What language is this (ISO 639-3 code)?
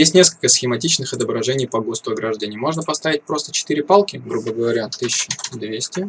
rus